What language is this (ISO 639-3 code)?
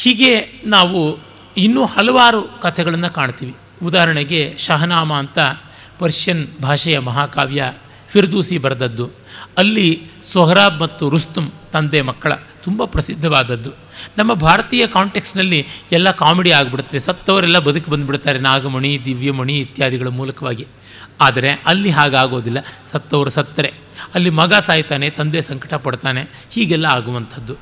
kan